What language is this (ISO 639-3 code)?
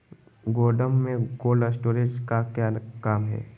mag